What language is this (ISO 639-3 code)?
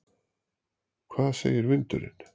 isl